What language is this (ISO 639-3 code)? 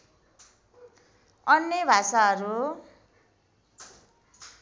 nep